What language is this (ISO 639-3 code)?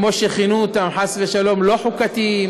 heb